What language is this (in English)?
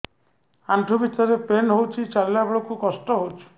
Odia